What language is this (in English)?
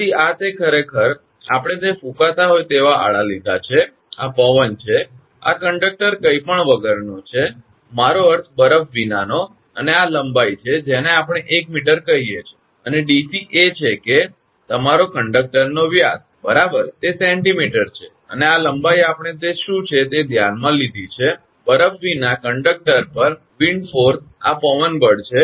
Gujarati